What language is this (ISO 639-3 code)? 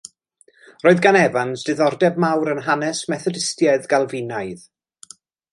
cym